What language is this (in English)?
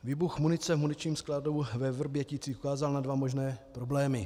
Czech